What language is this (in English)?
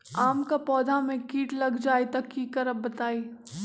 Magahi